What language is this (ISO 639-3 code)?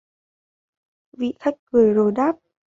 vie